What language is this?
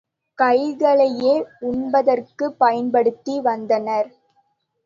Tamil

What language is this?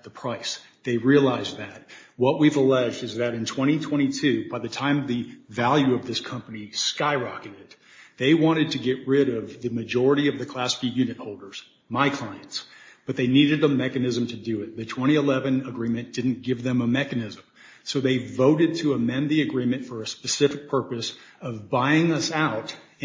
English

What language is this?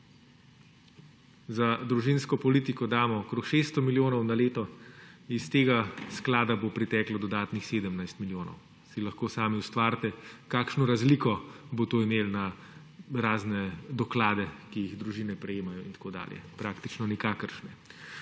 Slovenian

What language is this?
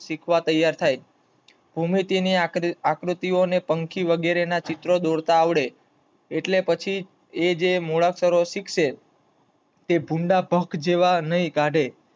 Gujarati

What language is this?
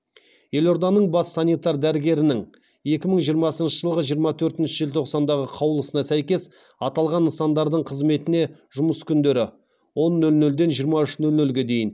Kazakh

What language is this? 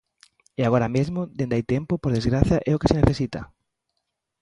Galician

